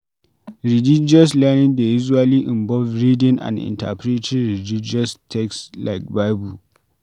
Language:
Nigerian Pidgin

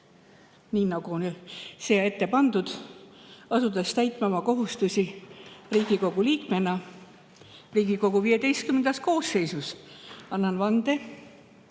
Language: Estonian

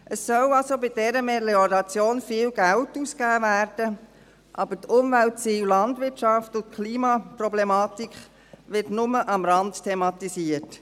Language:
Swiss German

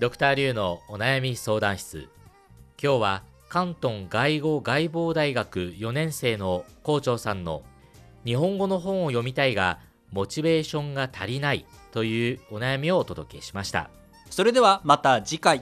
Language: Japanese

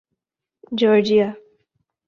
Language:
Urdu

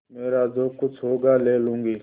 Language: Hindi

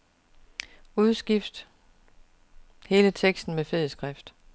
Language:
Danish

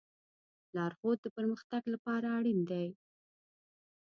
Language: Pashto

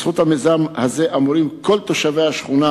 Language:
Hebrew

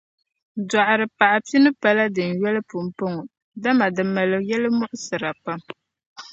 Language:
Dagbani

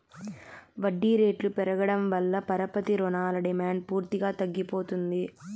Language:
Telugu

